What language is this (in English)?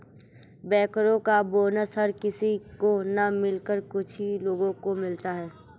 Hindi